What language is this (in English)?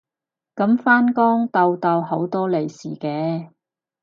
Cantonese